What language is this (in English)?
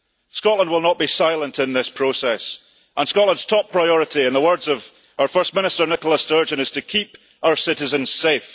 English